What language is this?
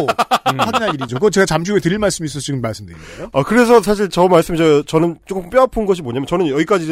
Korean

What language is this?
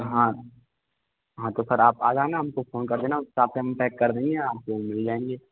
Hindi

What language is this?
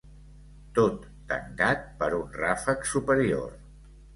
Catalan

